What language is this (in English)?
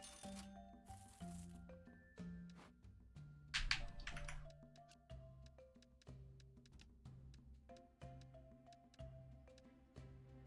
Spanish